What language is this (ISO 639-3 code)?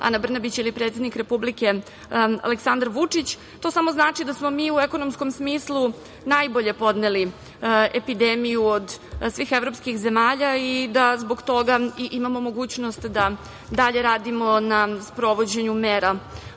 srp